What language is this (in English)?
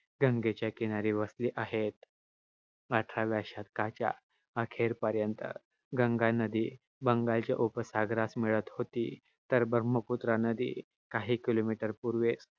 Marathi